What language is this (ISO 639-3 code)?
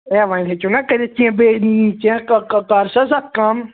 kas